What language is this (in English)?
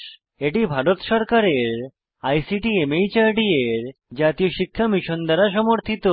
Bangla